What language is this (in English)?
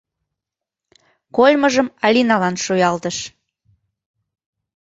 Mari